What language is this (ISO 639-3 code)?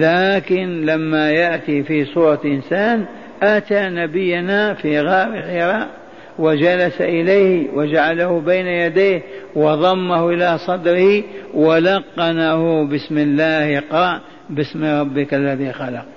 ara